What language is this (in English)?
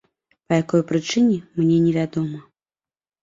Belarusian